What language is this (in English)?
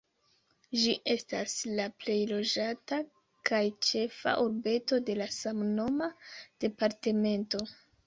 Esperanto